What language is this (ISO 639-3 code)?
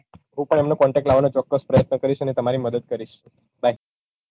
guj